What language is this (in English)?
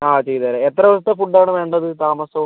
Malayalam